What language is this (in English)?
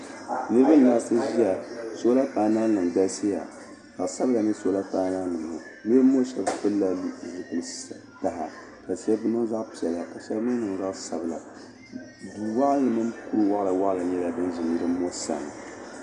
Dagbani